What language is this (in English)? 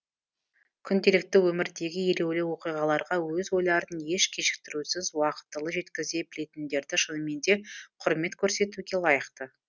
Kazakh